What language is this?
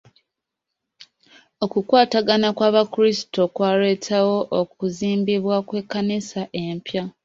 Ganda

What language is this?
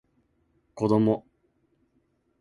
Japanese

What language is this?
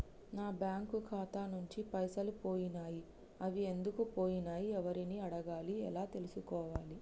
Telugu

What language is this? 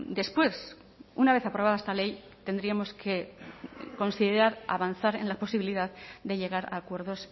Spanish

